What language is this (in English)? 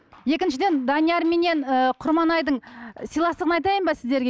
Kazakh